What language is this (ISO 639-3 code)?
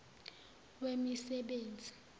zul